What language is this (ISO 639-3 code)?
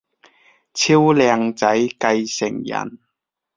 yue